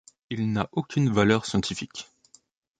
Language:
French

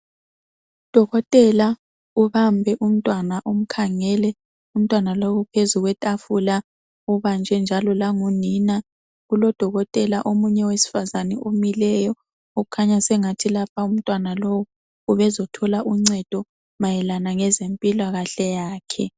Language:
North Ndebele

